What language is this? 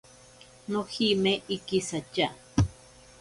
Ashéninka Perené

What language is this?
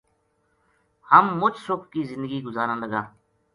Gujari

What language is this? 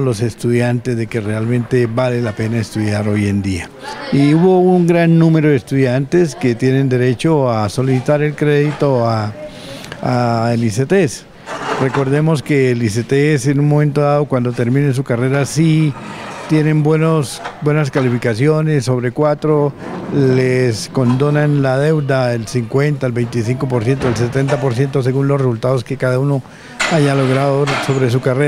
Spanish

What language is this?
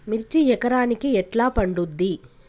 Telugu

